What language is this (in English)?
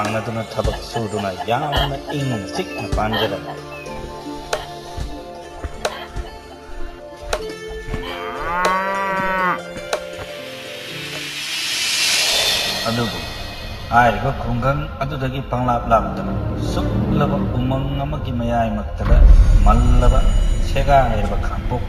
Thai